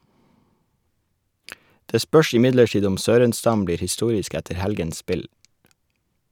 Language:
Norwegian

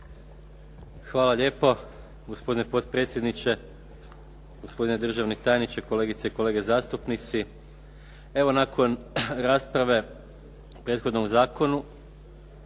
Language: Croatian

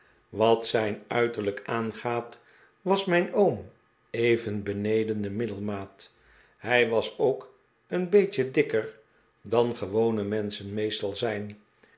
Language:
Dutch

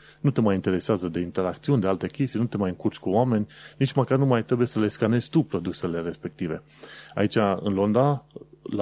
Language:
Romanian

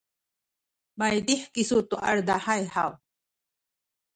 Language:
Sakizaya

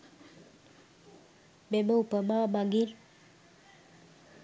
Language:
Sinhala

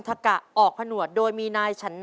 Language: Thai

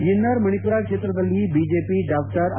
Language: Kannada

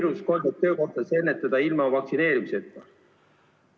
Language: Estonian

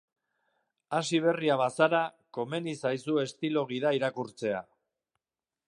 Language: Basque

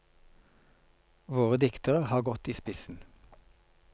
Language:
Norwegian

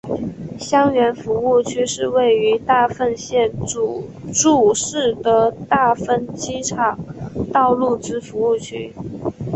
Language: Chinese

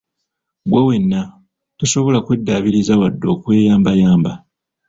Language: Ganda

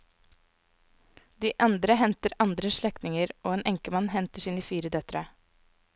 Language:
Norwegian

